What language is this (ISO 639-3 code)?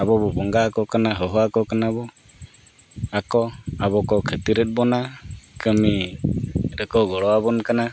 sat